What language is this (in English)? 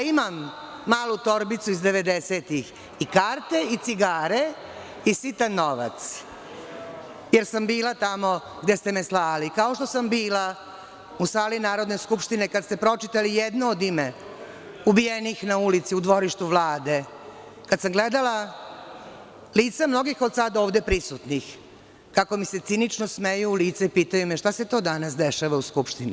Serbian